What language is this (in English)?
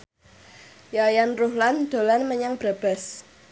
Javanese